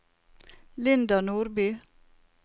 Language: Norwegian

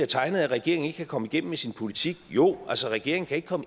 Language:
Danish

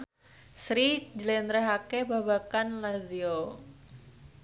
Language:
Javanese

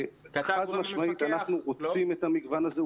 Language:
Hebrew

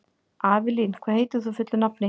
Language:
Icelandic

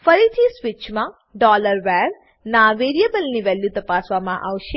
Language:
Gujarati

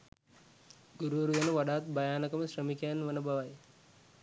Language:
Sinhala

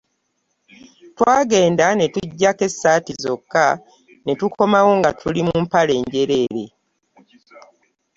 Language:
Ganda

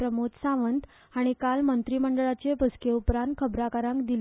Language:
Konkani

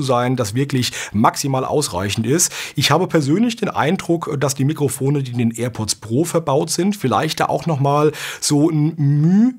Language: German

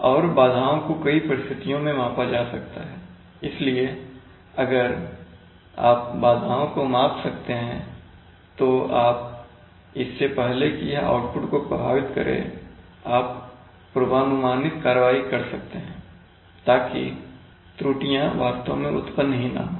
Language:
Hindi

